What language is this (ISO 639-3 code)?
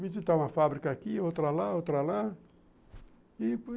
por